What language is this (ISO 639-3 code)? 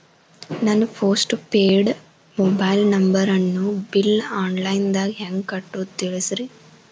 kan